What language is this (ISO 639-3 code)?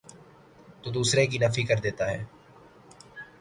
urd